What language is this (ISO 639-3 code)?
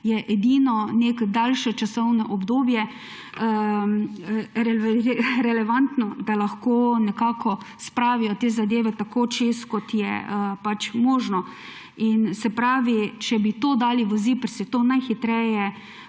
slv